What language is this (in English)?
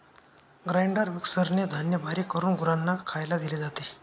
Marathi